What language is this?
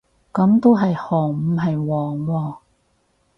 Cantonese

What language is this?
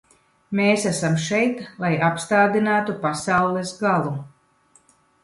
Latvian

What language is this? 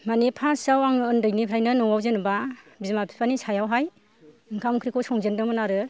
Bodo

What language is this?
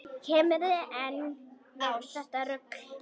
Icelandic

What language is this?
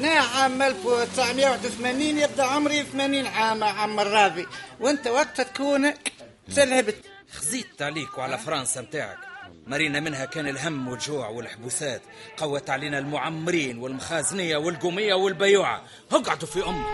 Arabic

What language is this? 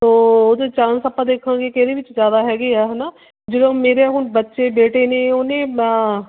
Punjabi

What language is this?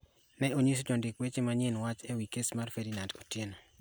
Luo (Kenya and Tanzania)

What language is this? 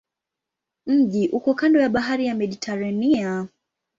Swahili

